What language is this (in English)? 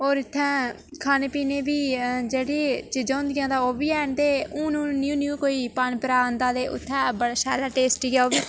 Dogri